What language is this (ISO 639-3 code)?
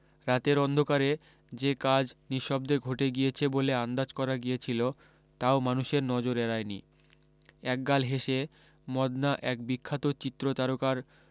ben